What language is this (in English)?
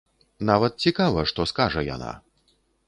Belarusian